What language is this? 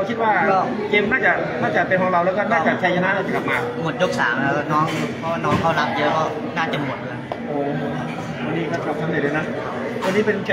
Thai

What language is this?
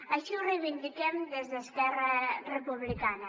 Catalan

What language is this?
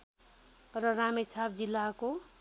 Nepali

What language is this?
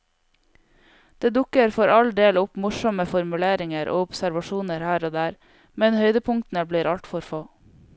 Norwegian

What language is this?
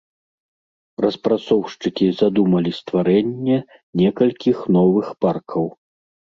Belarusian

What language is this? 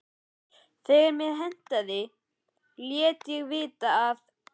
Icelandic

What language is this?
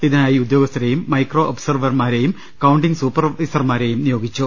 Malayalam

